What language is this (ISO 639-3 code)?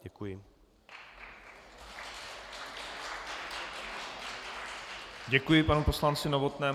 ces